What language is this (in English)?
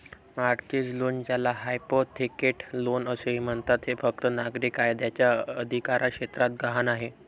Marathi